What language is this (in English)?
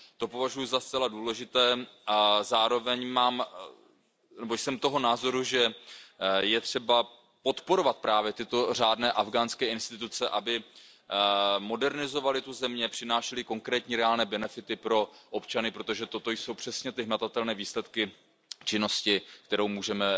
Czech